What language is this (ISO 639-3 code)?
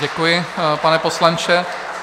ces